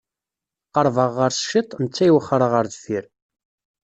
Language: Kabyle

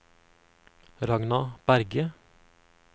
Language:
Norwegian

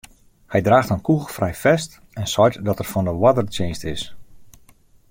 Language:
Western Frisian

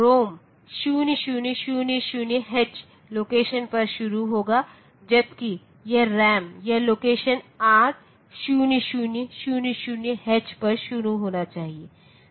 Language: Hindi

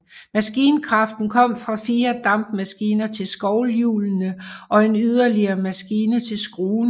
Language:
Danish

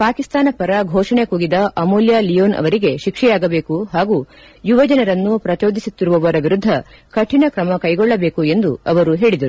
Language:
Kannada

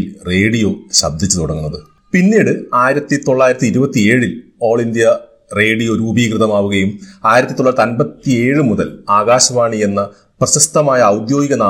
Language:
Malayalam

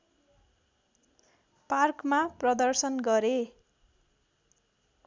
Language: Nepali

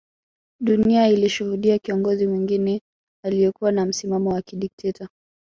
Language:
Swahili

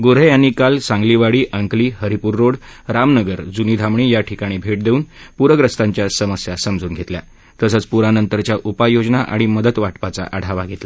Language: Marathi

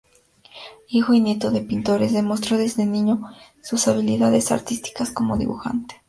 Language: Spanish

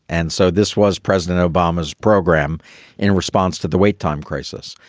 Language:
English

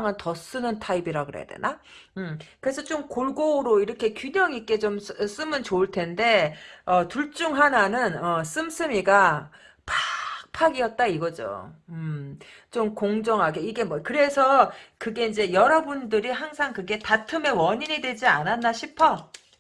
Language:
Korean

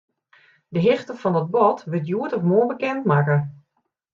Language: Western Frisian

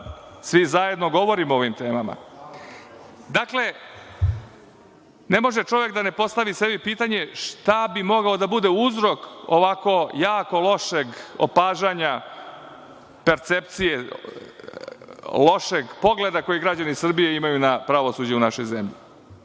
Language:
Serbian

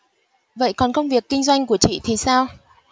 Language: Vietnamese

